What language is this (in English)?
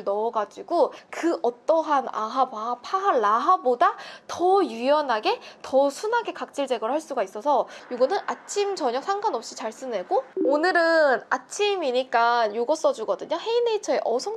Korean